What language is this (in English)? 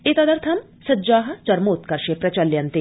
Sanskrit